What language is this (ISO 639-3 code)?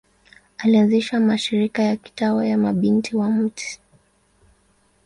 swa